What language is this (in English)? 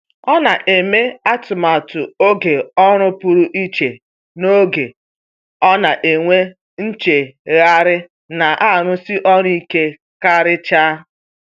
Igbo